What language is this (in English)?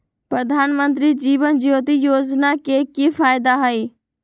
Magahi